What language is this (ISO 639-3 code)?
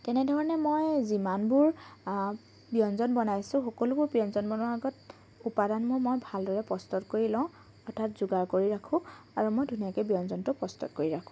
asm